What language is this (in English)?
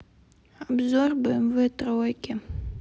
Russian